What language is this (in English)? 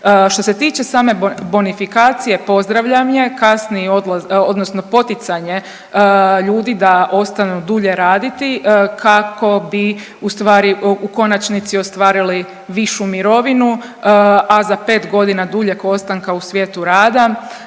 Croatian